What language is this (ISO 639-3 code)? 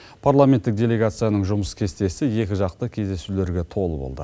kaz